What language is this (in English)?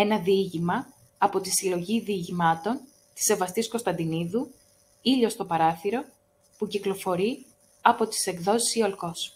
Greek